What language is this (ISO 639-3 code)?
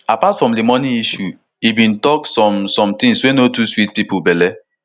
pcm